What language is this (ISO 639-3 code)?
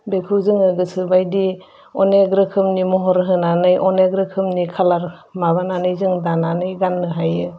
brx